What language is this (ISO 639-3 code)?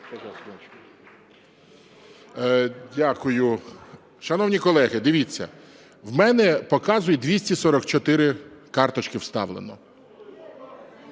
ukr